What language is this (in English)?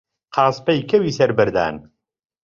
Central Kurdish